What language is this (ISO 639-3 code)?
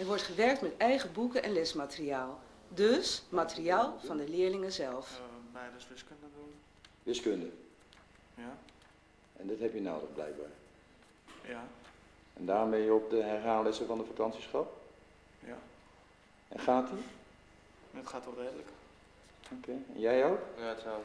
nld